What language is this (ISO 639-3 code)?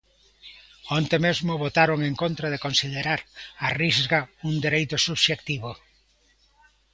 glg